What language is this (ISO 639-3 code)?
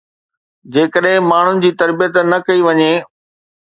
snd